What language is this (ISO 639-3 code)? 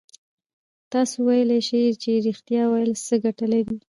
pus